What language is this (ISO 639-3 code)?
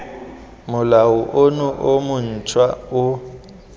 tsn